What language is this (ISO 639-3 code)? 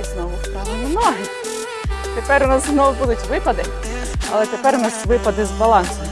ukr